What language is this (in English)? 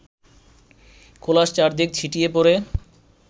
Bangla